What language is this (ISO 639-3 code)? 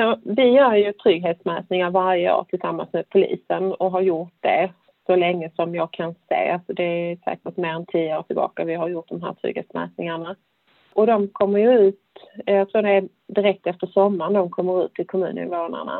swe